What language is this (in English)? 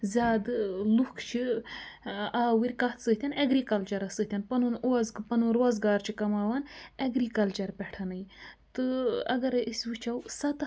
Kashmiri